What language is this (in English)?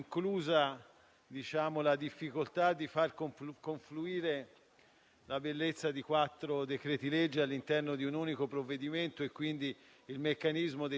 Italian